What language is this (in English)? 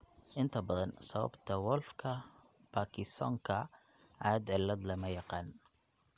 Somali